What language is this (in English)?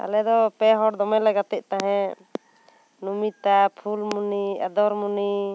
Santali